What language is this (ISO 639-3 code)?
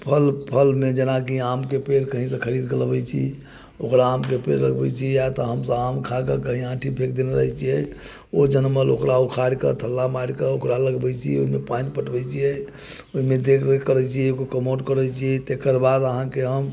mai